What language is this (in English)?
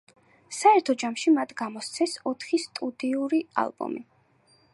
Georgian